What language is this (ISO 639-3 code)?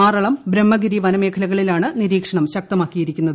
mal